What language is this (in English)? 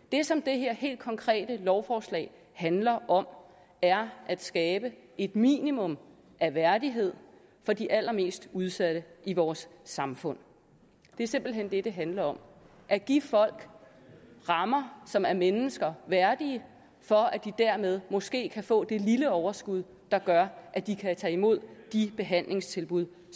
Danish